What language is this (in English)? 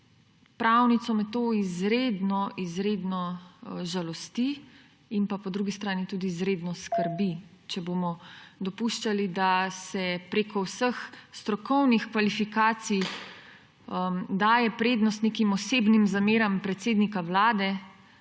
Slovenian